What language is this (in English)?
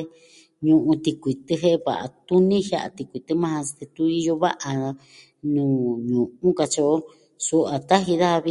Southwestern Tlaxiaco Mixtec